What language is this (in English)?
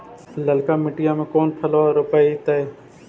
Magahi